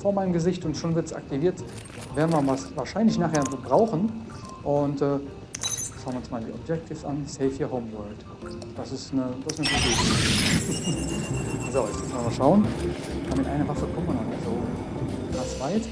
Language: German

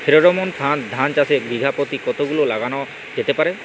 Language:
Bangla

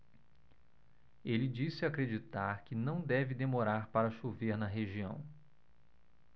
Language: Portuguese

